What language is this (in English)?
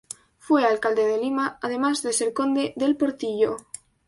Spanish